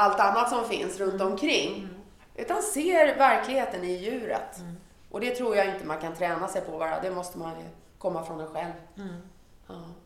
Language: Swedish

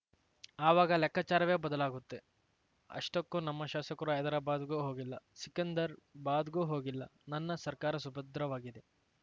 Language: Kannada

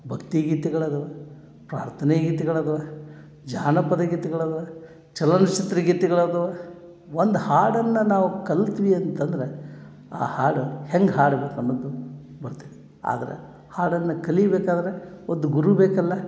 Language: Kannada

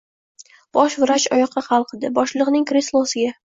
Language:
Uzbek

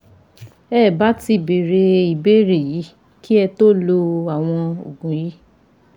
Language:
Yoruba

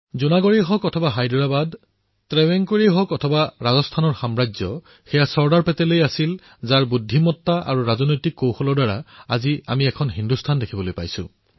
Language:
Assamese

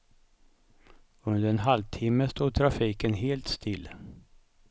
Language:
Swedish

